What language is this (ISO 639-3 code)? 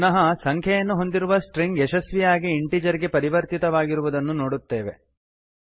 kan